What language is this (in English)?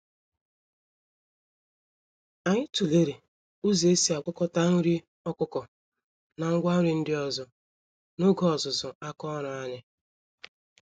Igbo